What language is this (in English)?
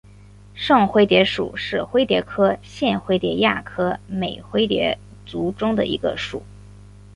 Chinese